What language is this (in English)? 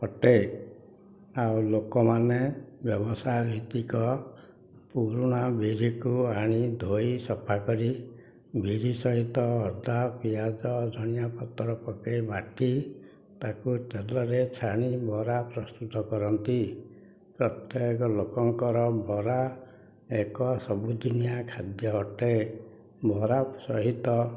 Odia